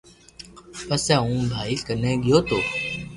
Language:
Loarki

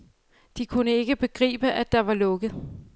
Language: Danish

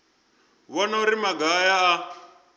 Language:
Venda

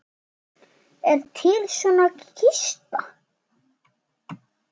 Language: Icelandic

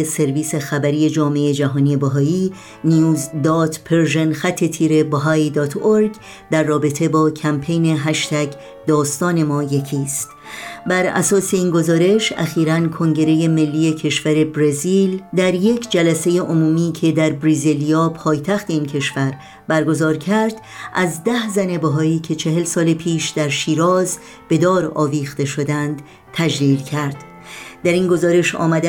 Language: Persian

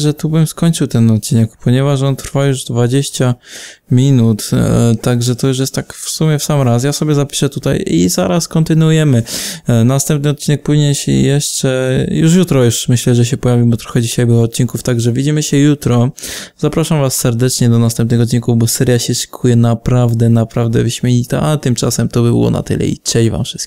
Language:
Polish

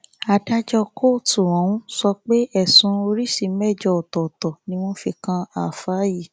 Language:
Yoruba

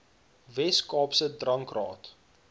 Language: Afrikaans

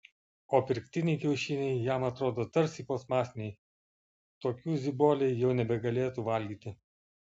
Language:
Lithuanian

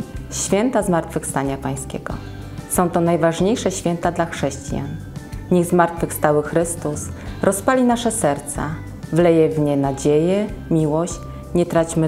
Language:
Polish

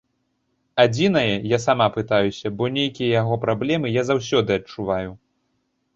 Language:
Belarusian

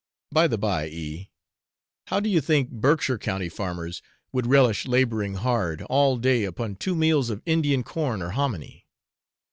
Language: English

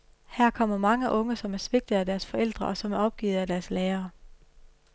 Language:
Danish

